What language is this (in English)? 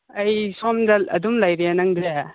Manipuri